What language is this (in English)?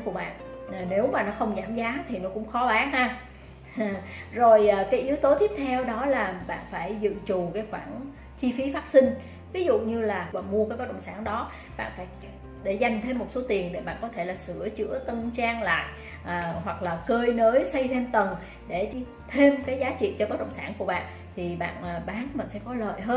Vietnamese